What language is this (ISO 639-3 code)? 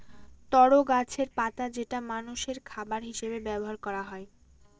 ben